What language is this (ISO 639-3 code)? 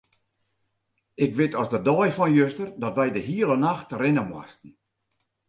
fry